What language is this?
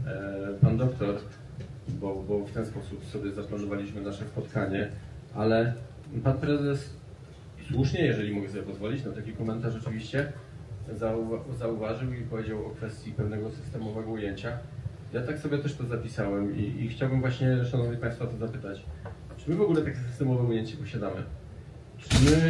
Polish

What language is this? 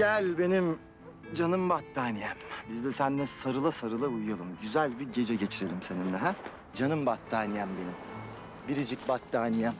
Turkish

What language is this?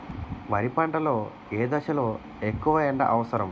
Telugu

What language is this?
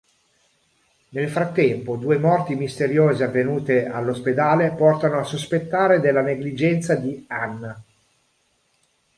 Italian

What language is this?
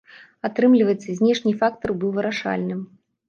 Belarusian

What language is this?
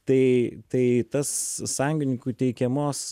Lithuanian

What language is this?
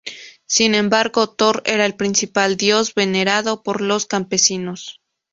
Spanish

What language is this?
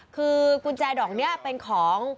Thai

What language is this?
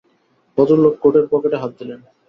Bangla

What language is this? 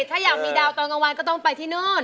Thai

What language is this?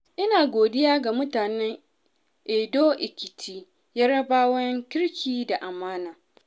Hausa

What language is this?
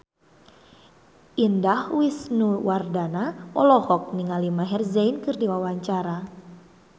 Sundanese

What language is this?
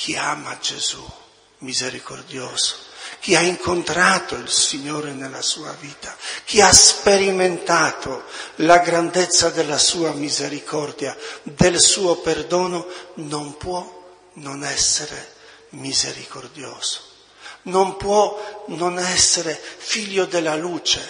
Italian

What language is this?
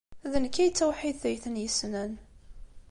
Kabyle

